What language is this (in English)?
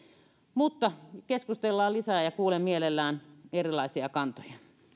Finnish